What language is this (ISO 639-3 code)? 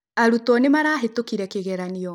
kik